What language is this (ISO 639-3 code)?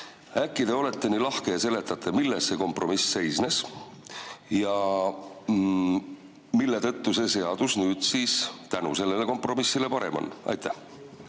est